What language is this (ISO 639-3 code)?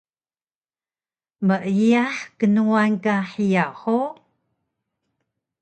trv